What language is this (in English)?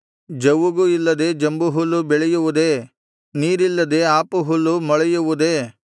Kannada